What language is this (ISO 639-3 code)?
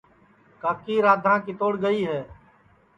ssi